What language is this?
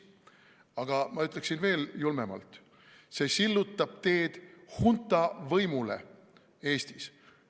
Estonian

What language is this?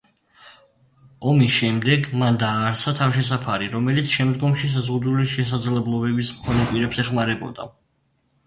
Georgian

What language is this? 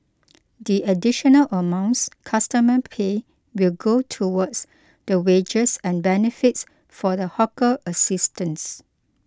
English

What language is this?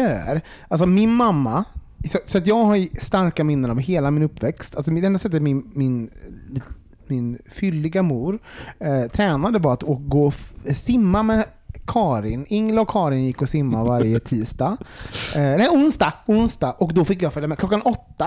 Swedish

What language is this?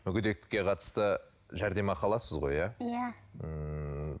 Kazakh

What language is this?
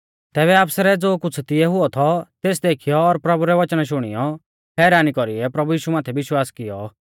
Mahasu Pahari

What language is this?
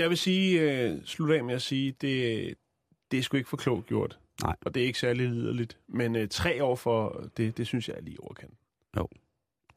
Danish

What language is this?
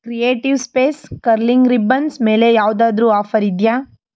Kannada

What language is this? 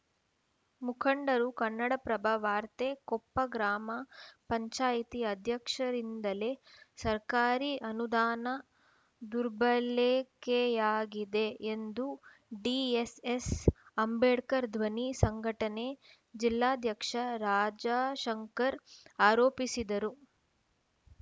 Kannada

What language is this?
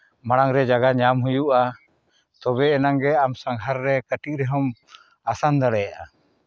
Santali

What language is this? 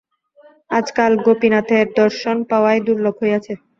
Bangla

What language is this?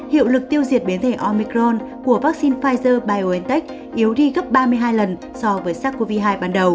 Vietnamese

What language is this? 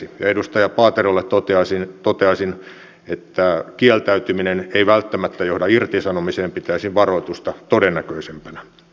Finnish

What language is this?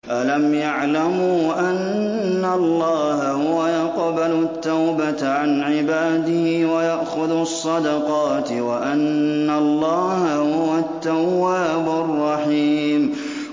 Arabic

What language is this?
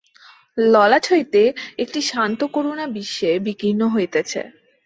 Bangla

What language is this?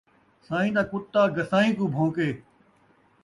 Saraiki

